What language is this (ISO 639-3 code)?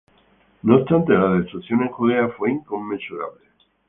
spa